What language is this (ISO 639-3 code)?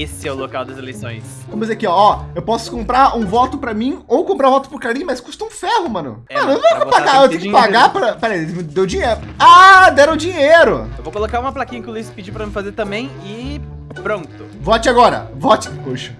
por